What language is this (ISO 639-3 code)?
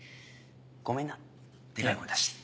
jpn